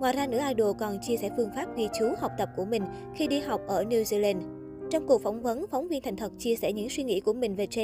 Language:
Vietnamese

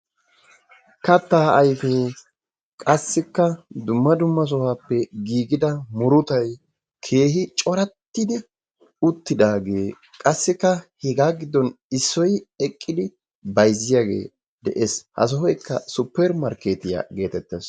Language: Wolaytta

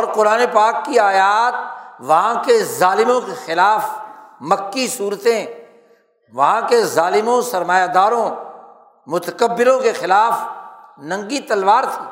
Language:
Urdu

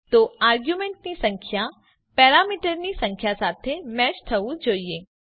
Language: Gujarati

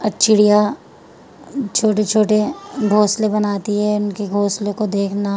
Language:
Urdu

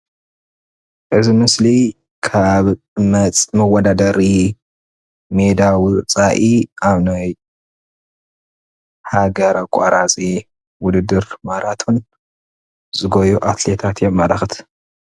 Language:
Tigrinya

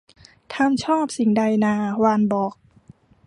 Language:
Thai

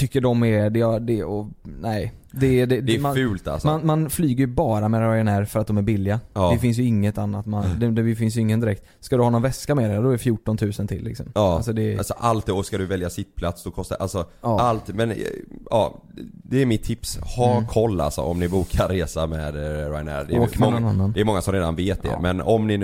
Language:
Swedish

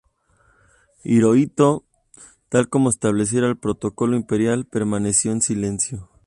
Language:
Spanish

